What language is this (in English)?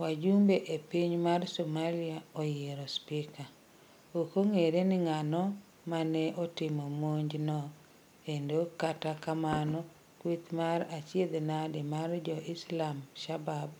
Luo (Kenya and Tanzania)